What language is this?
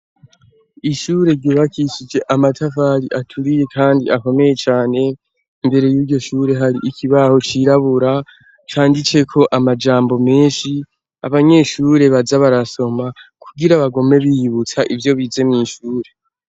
Rundi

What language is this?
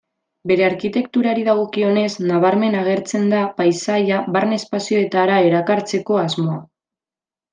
Basque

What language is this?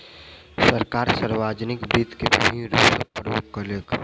Maithili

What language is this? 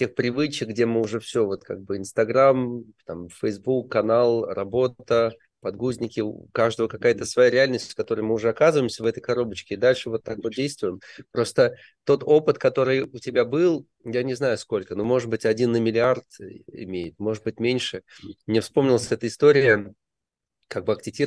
Russian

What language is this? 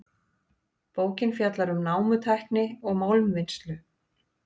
Icelandic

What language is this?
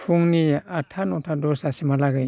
Bodo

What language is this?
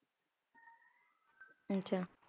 Punjabi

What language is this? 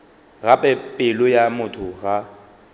Northern Sotho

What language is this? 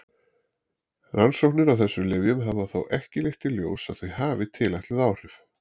Icelandic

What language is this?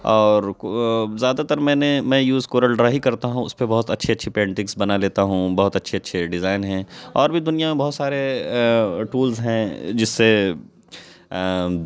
Urdu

